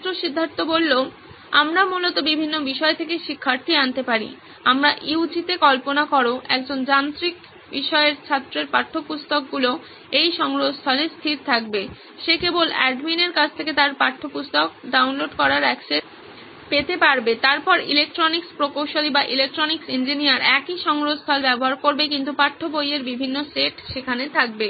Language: Bangla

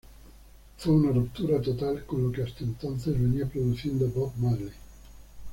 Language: Spanish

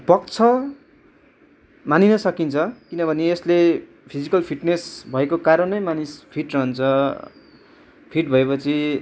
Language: Nepali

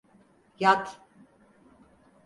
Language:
Turkish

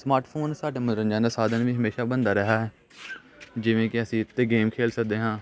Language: Punjabi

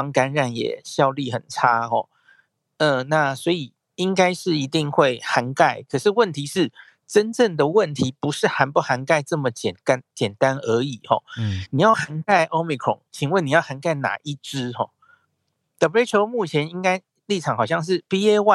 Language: Chinese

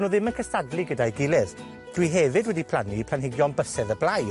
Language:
Welsh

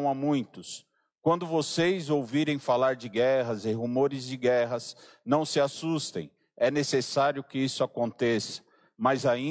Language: Portuguese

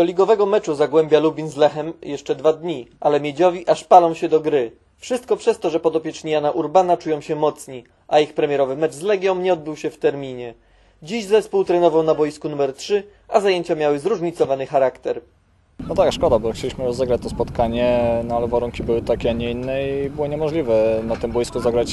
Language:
Polish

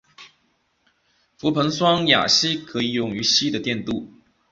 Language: Chinese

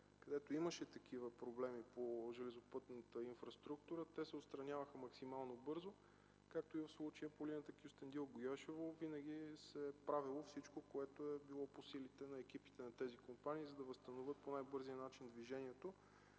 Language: Bulgarian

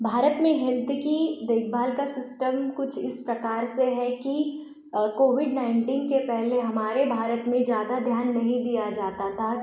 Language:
Hindi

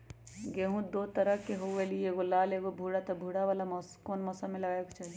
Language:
Magahi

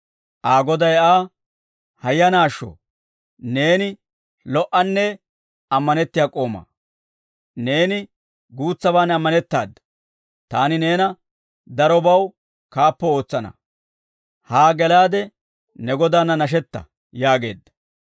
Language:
Dawro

